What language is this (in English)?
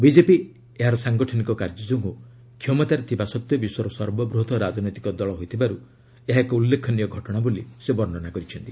Odia